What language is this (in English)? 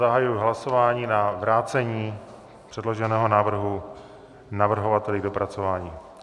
Czech